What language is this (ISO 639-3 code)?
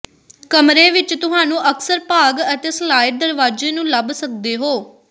pan